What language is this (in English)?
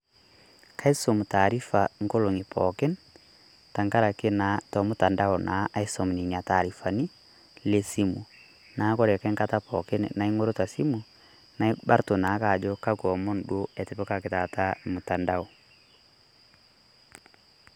Masai